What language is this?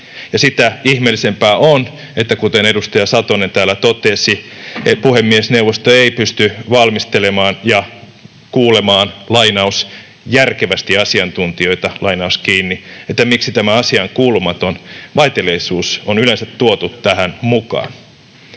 Finnish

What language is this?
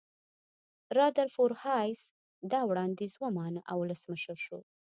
Pashto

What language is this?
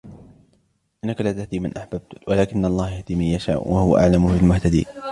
Arabic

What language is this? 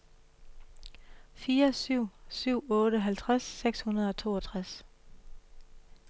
Danish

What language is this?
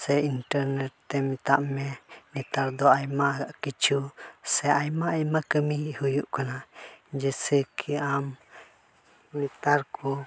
Santali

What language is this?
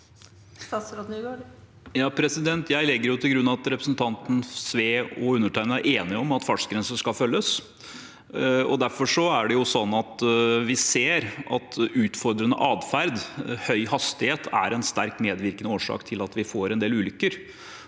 Norwegian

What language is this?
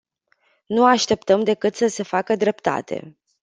Romanian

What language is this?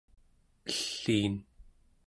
Central Yupik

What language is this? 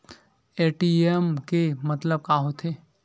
Chhattisgarhi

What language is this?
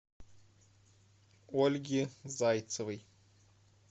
Russian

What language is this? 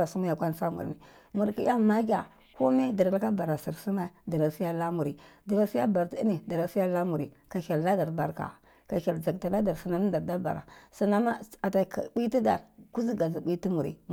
Cibak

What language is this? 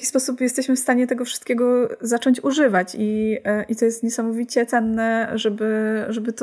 Polish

